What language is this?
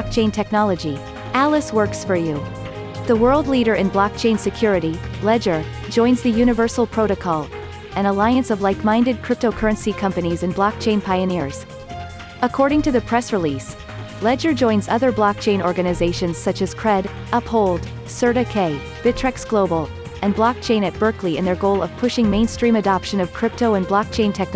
English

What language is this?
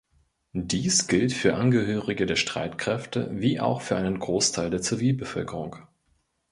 German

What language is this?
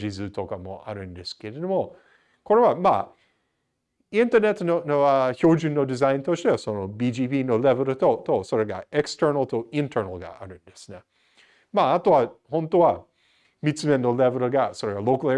Japanese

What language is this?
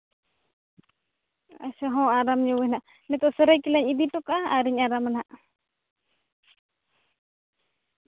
Santali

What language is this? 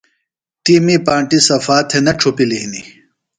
Phalura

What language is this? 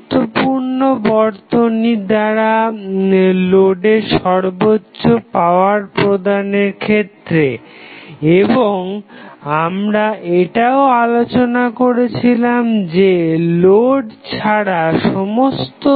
Bangla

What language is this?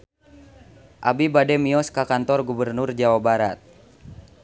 Sundanese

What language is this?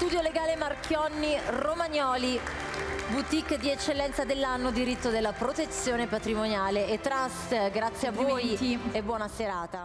Italian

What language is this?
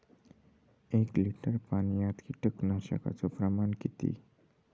Marathi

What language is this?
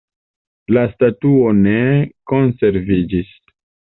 Esperanto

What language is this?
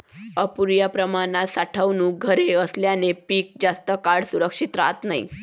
Marathi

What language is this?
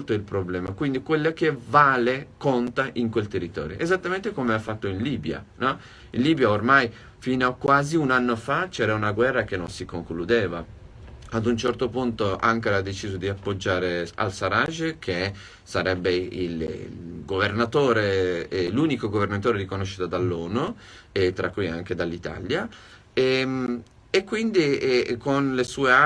Italian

